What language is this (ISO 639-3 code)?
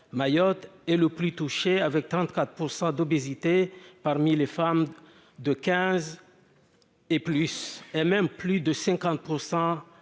fra